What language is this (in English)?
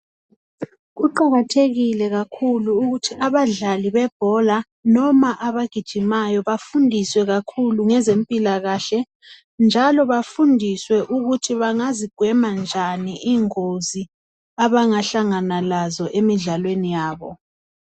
North Ndebele